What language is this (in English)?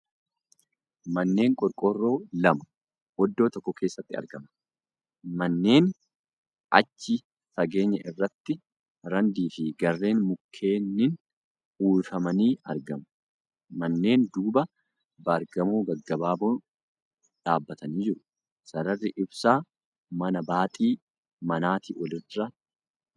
Oromo